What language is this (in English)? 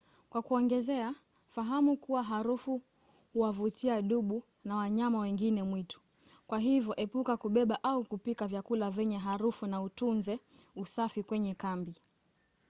Swahili